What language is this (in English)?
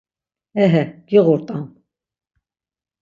Laz